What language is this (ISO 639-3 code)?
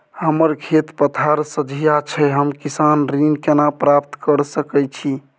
mai